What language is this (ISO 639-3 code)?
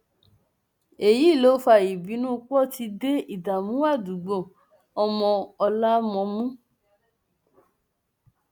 yor